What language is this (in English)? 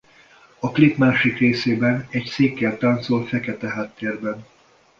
Hungarian